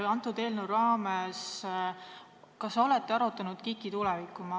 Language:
Estonian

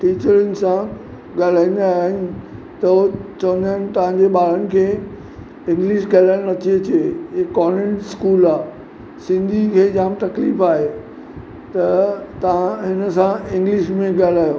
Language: Sindhi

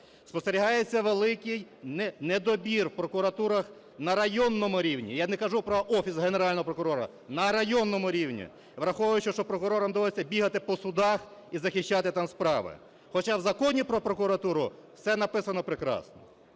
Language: Ukrainian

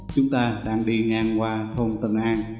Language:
Vietnamese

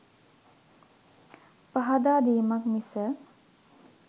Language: Sinhala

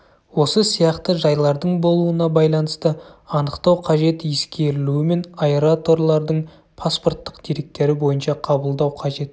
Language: Kazakh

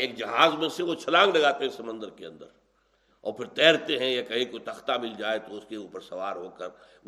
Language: Urdu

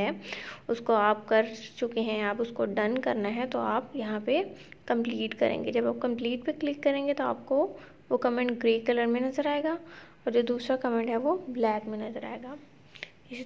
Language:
Hindi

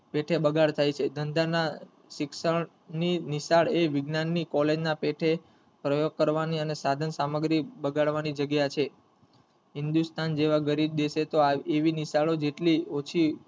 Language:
Gujarati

